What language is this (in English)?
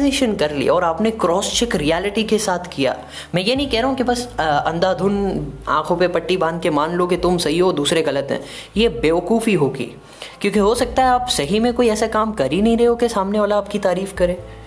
Hindi